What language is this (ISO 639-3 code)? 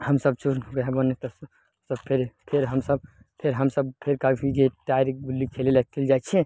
mai